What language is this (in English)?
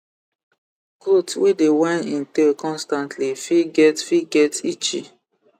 Nigerian Pidgin